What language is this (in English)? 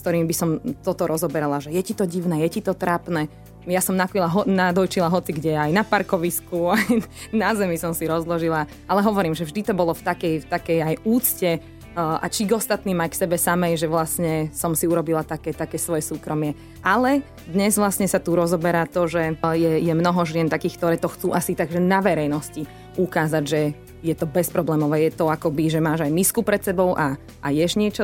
Slovak